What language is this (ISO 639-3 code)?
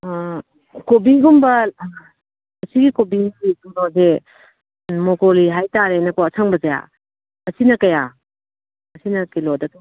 mni